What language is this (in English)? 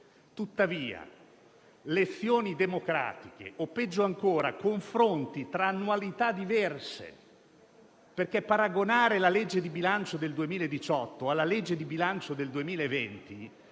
Italian